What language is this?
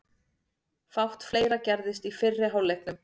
Icelandic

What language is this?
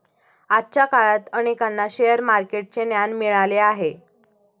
Marathi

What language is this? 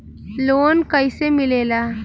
Bhojpuri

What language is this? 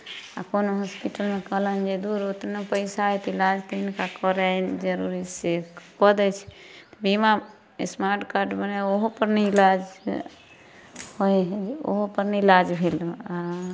Maithili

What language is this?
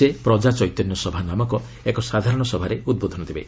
Odia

